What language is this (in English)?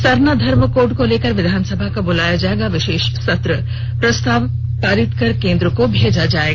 Hindi